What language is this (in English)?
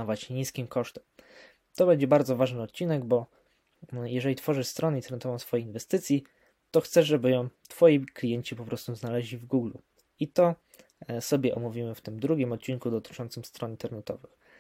Polish